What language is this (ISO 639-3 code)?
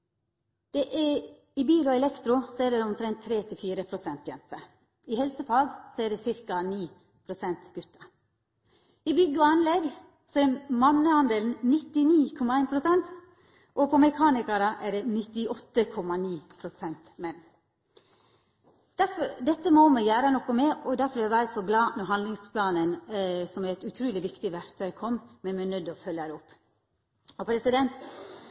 nno